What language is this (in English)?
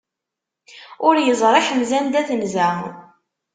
Kabyle